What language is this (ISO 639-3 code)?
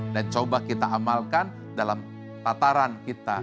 ind